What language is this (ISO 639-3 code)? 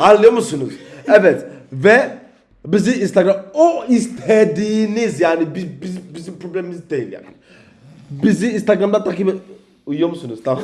tur